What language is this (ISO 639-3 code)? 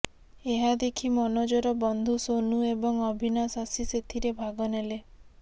ori